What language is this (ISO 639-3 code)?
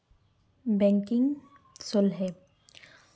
sat